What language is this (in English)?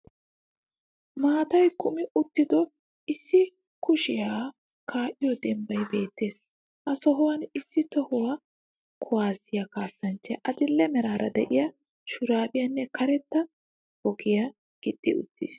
Wolaytta